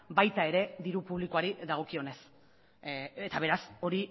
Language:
Basque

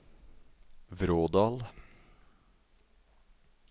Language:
Norwegian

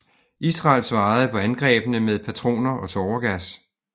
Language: Danish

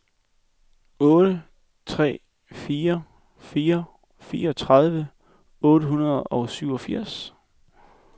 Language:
Danish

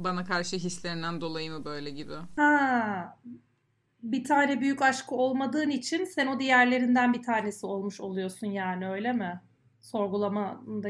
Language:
Turkish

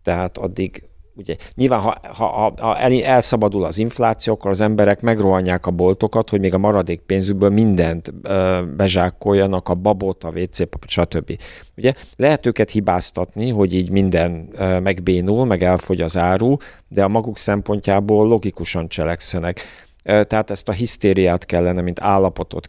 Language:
Hungarian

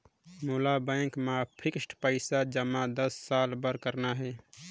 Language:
Chhattisgarhi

